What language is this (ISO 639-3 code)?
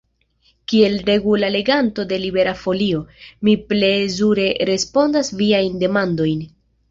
epo